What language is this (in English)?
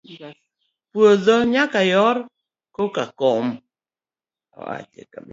Luo (Kenya and Tanzania)